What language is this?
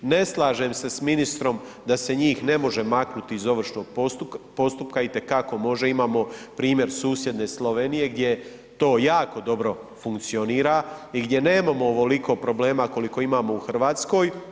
Croatian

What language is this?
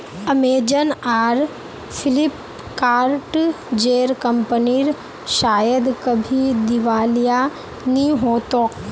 Magahi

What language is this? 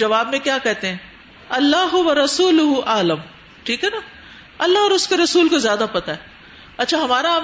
Urdu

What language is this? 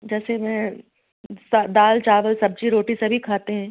Hindi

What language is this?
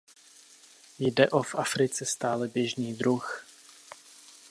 Czech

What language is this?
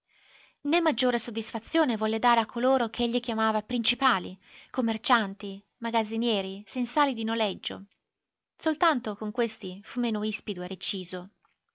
Italian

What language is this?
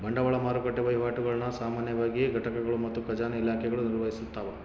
Kannada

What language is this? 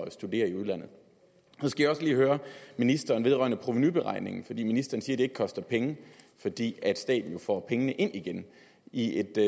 Danish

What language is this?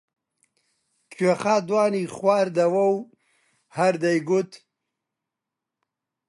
Central Kurdish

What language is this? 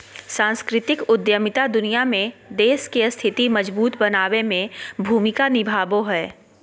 Magahi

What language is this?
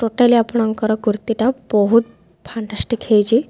Odia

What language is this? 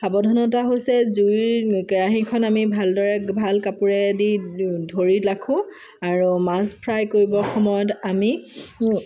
Assamese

